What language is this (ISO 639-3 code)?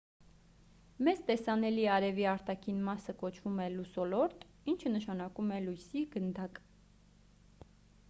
hye